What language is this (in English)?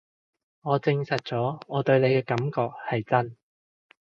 Cantonese